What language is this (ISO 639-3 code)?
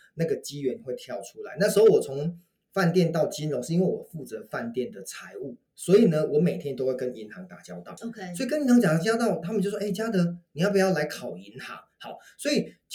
zho